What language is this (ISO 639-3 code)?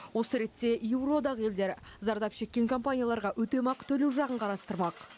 kaz